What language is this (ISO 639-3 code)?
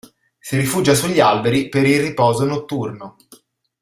ita